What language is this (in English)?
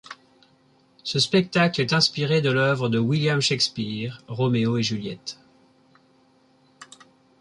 French